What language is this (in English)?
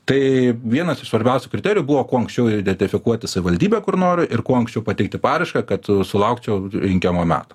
Lithuanian